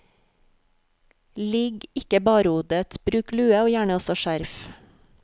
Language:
Norwegian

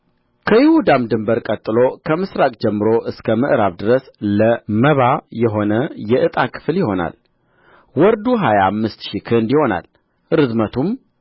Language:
Amharic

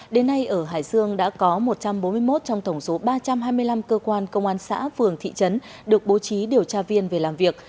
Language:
Vietnamese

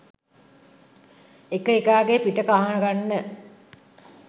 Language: Sinhala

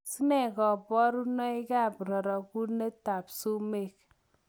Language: Kalenjin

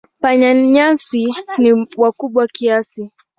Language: Swahili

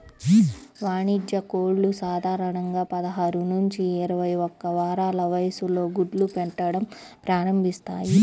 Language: Telugu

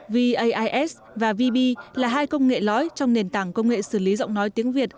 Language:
Vietnamese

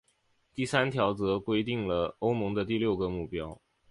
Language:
Chinese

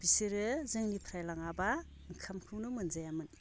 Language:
Bodo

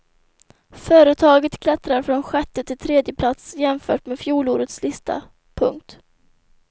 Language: Swedish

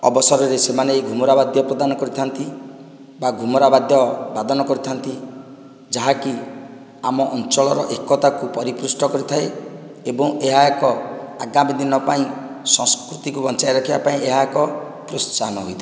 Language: Odia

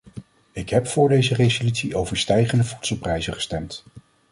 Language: Dutch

